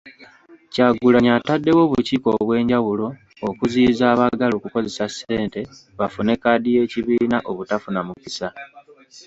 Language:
Ganda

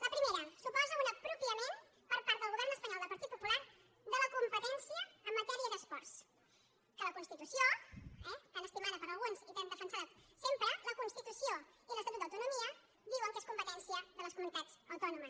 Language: Catalan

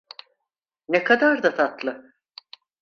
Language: Turkish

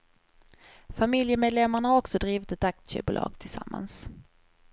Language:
Swedish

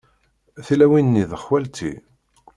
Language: Kabyle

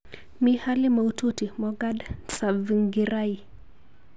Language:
Kalenjin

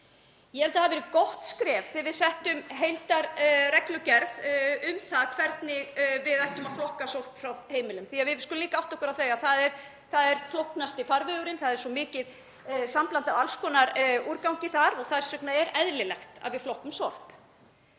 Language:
Icelandic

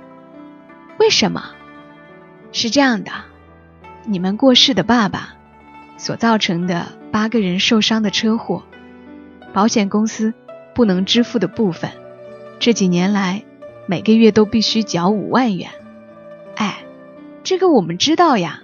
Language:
Chinese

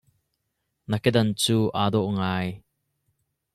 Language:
Hakha Chin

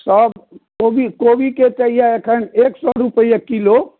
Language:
Maithili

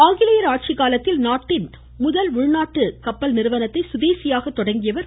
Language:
Tamil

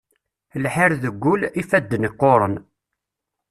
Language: Kabyle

